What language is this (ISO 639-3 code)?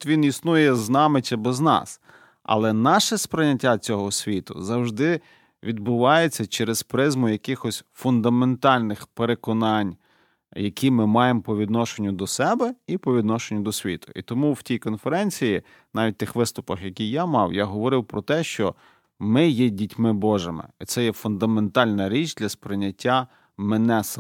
ukr